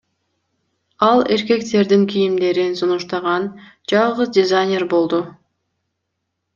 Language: Kyrgyz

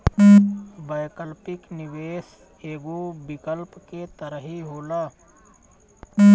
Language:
Bhojpuri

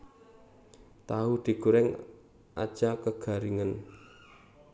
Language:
Javanese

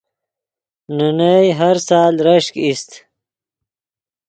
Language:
Yidgha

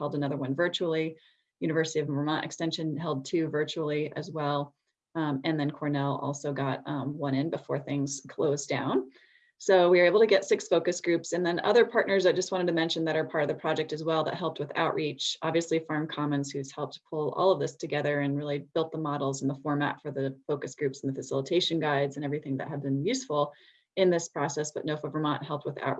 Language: English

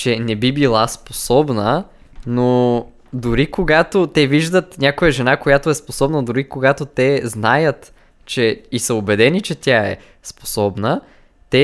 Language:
Bulgarian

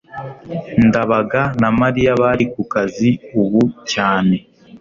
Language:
Kinyarwanda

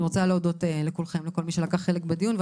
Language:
Hebrew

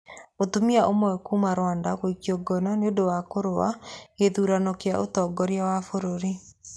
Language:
Kikuyu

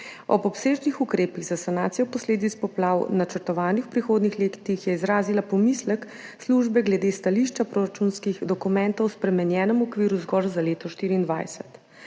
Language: Slovenian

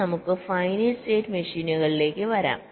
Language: Malayalam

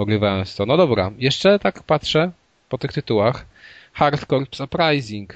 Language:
Polish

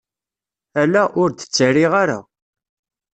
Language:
Kabyle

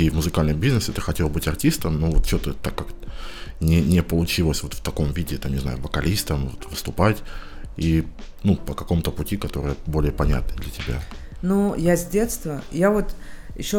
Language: Russian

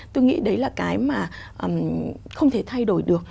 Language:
Vietnamese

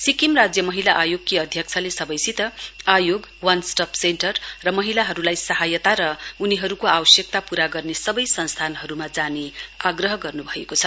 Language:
Nepali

